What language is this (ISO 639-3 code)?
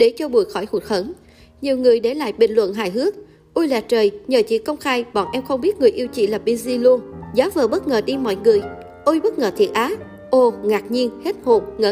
vie